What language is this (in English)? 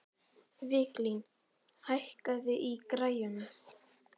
Icelandic